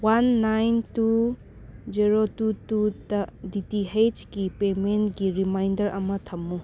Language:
Manipuri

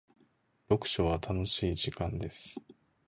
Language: Japanese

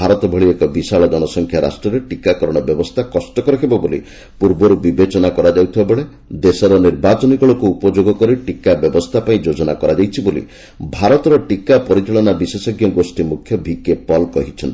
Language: Odia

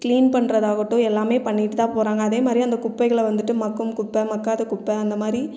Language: Tamil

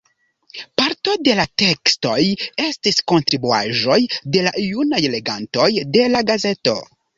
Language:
Esperanto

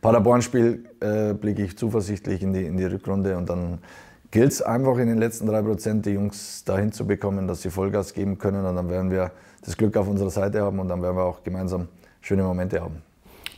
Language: German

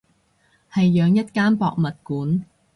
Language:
Cantonese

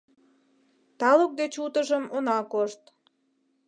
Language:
Mari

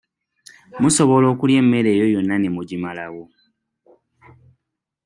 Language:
Ganda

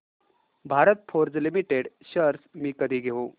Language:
Marathi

